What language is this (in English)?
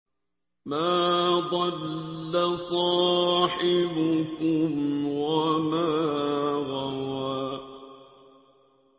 Arabic